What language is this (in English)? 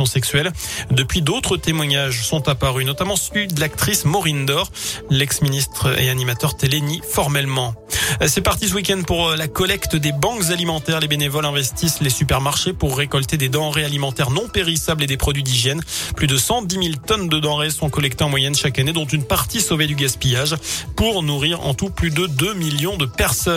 French